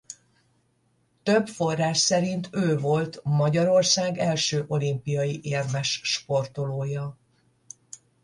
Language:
Hungarian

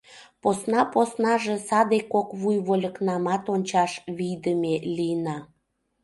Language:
Mari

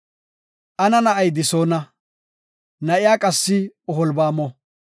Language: Gofa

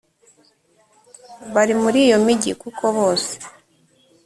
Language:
Kinyarwanda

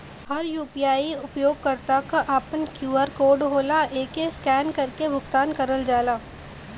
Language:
Bhojpuri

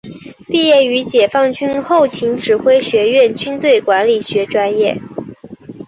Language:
Chinese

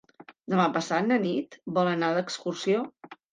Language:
Catalan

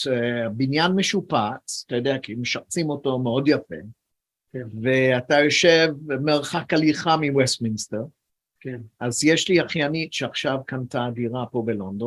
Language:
Hebrew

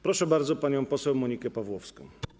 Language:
Polish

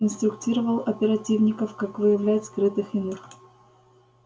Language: Russian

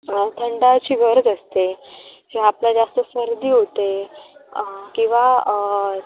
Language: Marathi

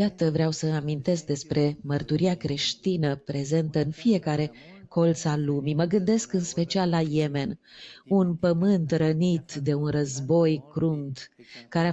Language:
Romanian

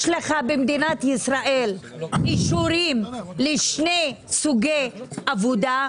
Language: Hebrew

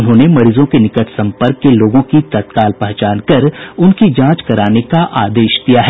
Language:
Hindi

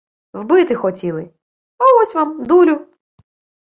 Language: Ukrainian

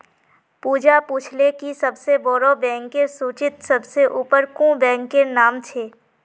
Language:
Magahi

